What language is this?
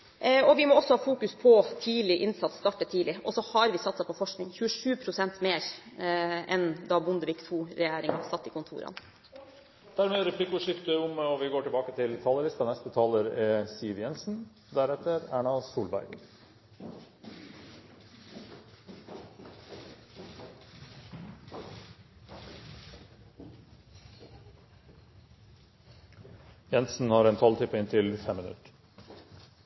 Norwegian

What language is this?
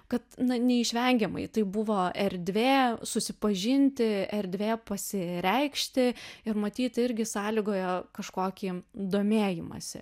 Lithuanian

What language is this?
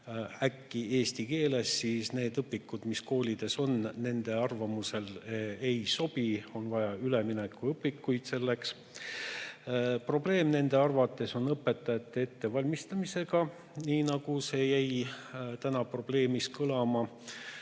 Estonian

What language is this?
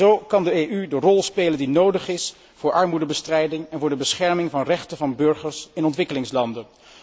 Dutch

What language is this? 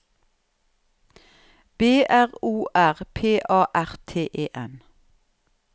Norwegian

